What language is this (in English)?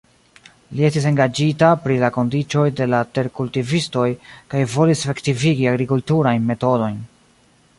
Esperanto